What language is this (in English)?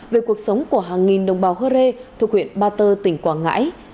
Vietnamese